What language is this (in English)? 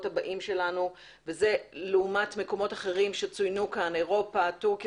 Hebrew